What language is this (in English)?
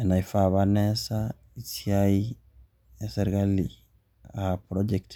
Masai